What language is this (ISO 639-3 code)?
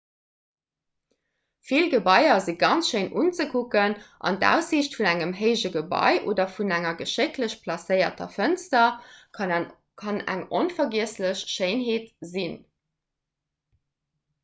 ltz